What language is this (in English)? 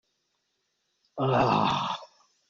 Chinese